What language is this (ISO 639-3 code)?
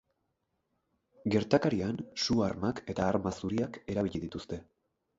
eus